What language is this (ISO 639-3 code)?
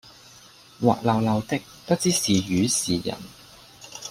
yue